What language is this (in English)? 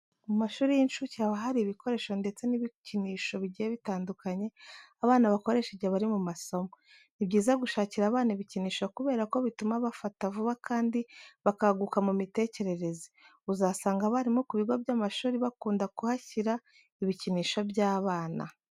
Kinyarwanda